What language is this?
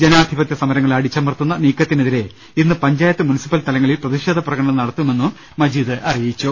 Malayalam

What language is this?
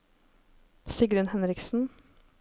Norwegian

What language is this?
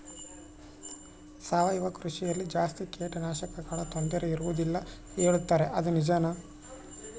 Kannada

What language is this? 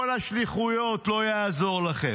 Hebrew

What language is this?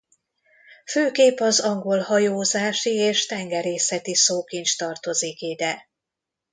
Hungarian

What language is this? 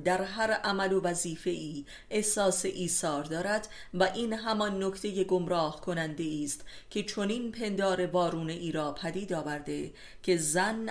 Persian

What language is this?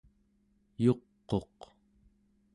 Central Yupik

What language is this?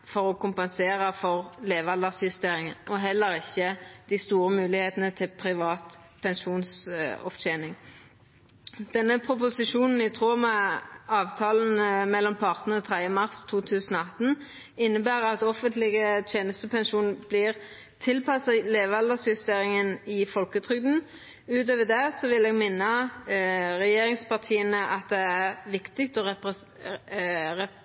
Norwegian Nynorsk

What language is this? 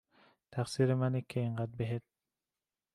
Persian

